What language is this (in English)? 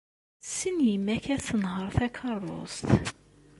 Kabyle